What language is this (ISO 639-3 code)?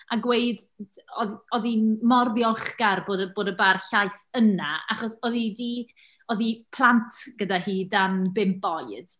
cym